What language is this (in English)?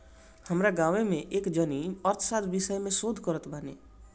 Bhojpuri